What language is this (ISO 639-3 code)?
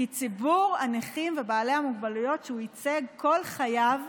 heb